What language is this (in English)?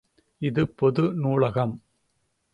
Tamil